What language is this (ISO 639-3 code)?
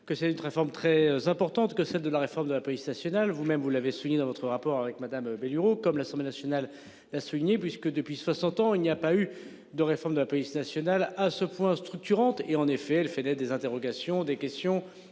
fra